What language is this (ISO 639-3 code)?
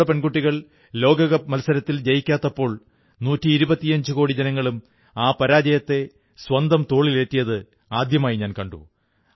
mal